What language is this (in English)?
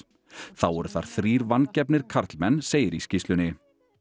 Icelandic